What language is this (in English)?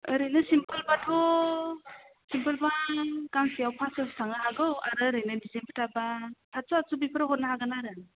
Bodo